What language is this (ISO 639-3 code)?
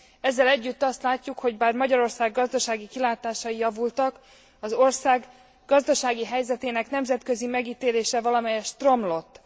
hun